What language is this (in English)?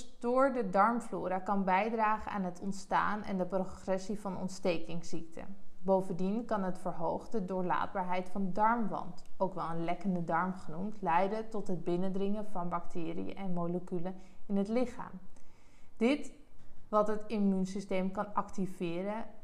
Dutch